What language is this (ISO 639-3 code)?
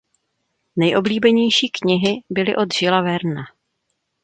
ces